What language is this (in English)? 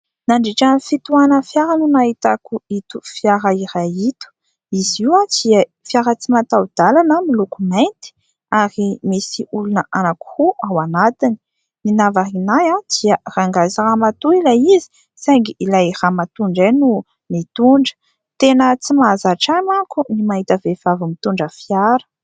Malagasy